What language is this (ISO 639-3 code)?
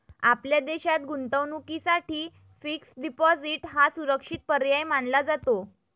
mar